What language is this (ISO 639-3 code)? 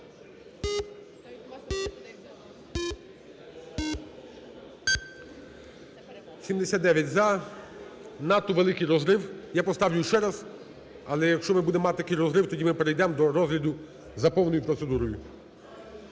ukr